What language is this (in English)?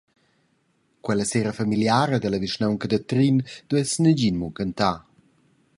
Romansh